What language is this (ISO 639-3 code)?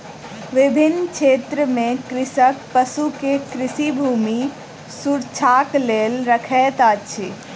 mai